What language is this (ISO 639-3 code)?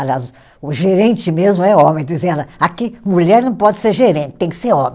por